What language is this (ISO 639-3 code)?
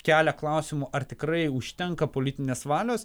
lit